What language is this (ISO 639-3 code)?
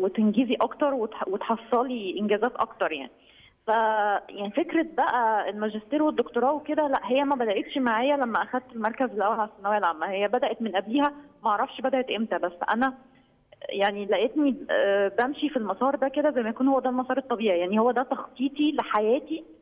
ara